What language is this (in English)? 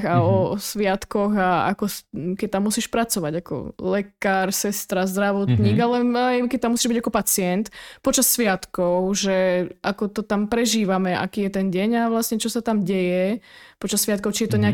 Slovak